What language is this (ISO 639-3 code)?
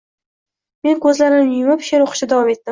uzb